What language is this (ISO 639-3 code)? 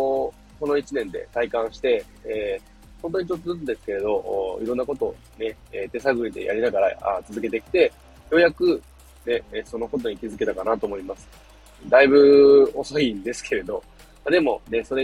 jpn